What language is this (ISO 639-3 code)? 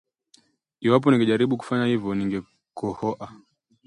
swa